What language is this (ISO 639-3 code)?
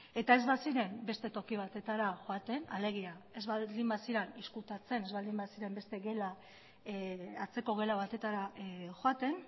eus